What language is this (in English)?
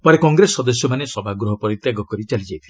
Odia